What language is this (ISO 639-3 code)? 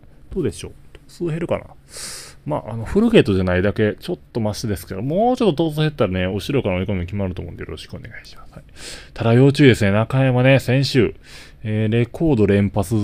jpn